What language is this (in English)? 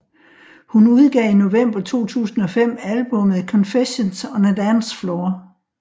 Danish